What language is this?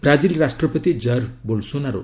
Odia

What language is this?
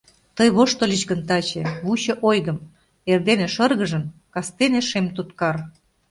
Mari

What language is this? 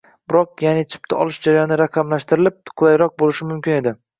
Uzbek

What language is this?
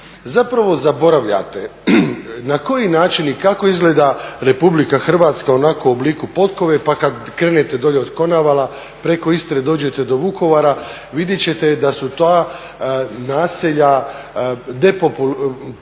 Croatian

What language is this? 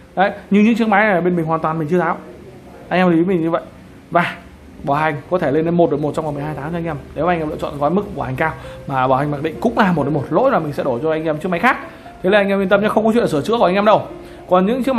Vietnamese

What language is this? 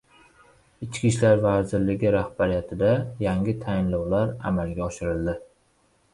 Uzbek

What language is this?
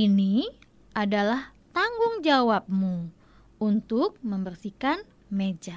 Indonesian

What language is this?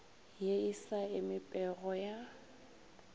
Northern Sotho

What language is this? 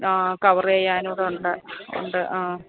Malayalam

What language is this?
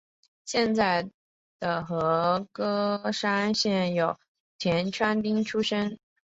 Chinese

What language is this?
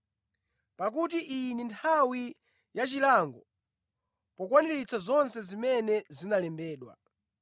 Nyanja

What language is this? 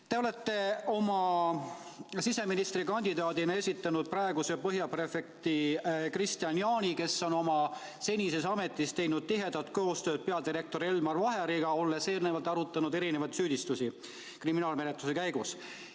Estonian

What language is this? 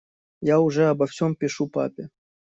Russian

